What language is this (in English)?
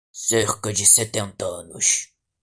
Portuguese